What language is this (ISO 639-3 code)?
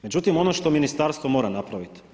hrv